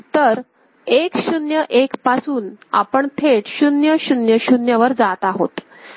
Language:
Marathi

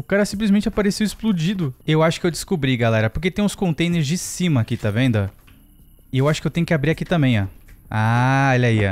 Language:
Portuguese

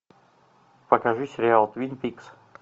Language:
Russian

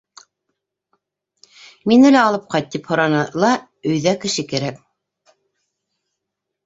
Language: Bashkir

